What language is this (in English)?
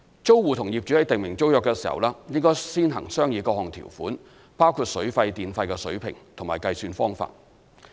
Cantonese